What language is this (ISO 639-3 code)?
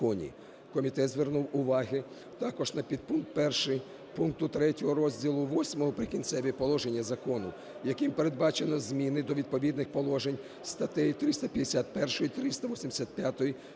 ukr